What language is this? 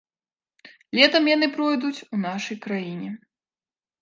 Belarusian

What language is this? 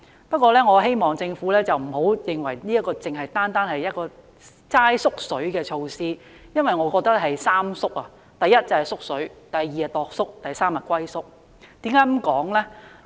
Cantonese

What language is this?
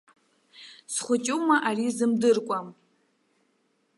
Abkhazian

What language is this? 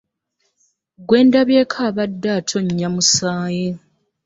Ganda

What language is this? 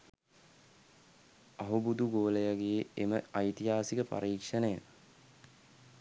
Sinhala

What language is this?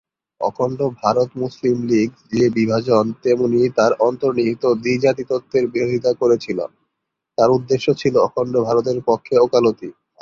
Bangla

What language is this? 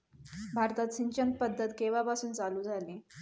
Marathi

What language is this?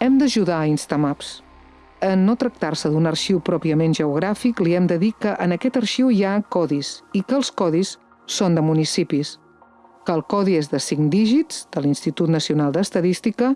Catalan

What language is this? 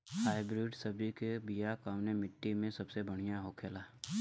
Bhojpuri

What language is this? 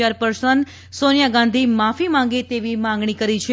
Gujarati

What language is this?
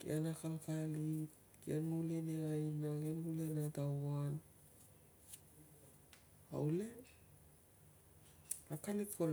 Tungag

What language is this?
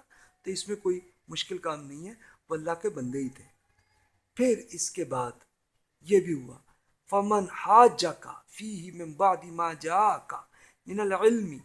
Urdu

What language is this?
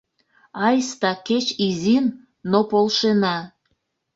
Mari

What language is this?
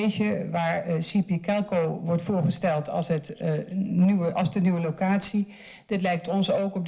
Dutch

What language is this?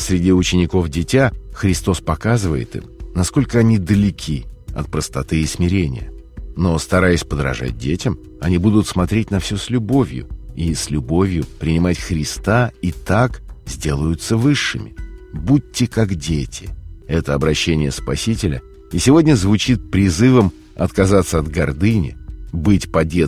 Russian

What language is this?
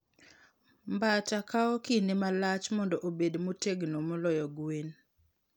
Luo (Kenya and Tanzania)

